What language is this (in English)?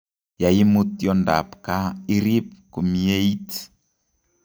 Kalenjin